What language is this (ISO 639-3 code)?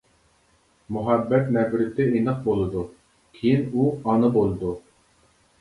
uig